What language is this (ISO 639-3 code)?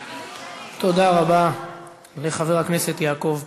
heb